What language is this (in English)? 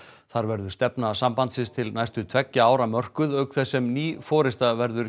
Icelandic